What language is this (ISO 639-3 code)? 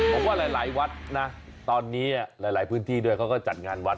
tha